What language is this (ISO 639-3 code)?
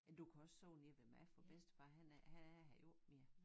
dan